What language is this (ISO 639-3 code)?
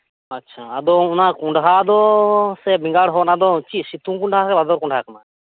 sat